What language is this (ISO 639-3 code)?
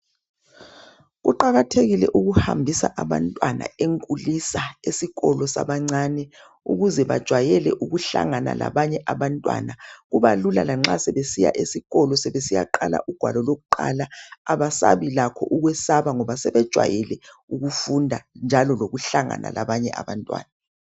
nde